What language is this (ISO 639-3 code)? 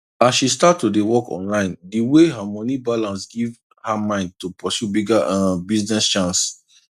pcm